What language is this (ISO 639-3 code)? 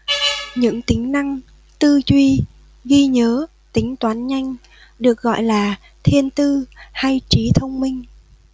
vie